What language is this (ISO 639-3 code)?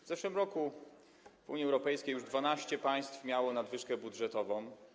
pol